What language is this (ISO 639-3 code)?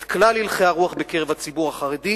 heb